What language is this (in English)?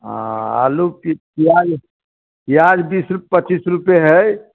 Maithili